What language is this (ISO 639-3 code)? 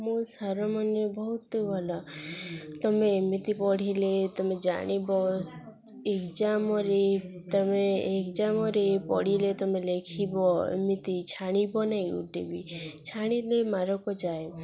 ori